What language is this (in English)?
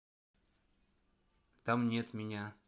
Russian